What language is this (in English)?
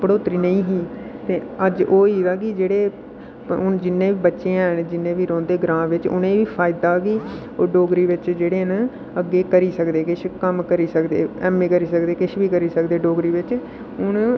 Dogri